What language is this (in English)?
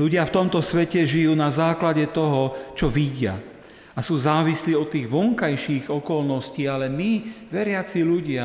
Slovak